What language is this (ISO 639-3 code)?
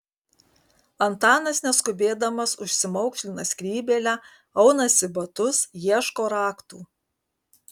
lit